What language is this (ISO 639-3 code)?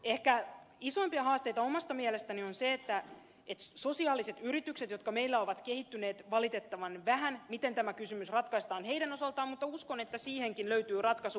fin